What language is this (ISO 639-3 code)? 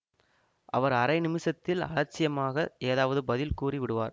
tam